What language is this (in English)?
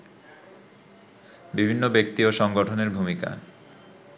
Bangla